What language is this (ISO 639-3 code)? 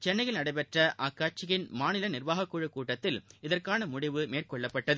tam